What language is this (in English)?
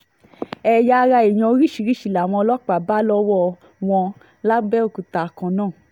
Yoruba